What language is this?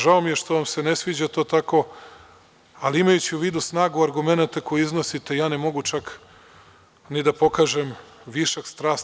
Serbian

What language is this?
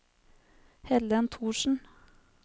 Norwegian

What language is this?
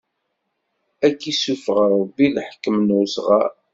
Kabyle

